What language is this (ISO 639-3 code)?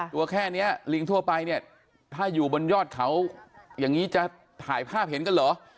tha